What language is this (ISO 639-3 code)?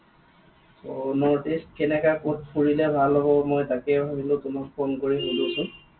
asm